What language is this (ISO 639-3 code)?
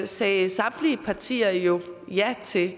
dan